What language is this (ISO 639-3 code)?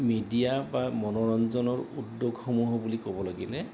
asm